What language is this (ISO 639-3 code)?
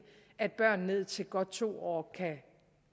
dan